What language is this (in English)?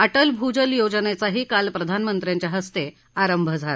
Marathi